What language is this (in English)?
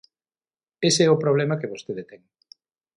Galician